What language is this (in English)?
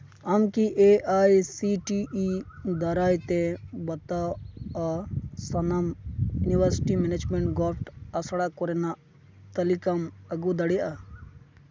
Santali